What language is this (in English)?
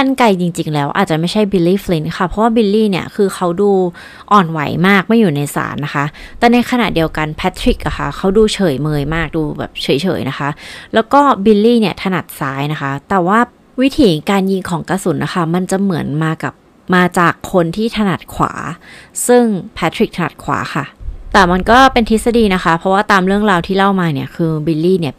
Thai